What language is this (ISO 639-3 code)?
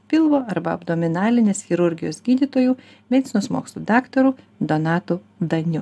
lit